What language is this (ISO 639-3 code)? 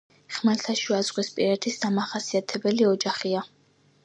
kat